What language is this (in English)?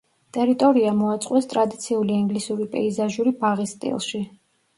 Georgian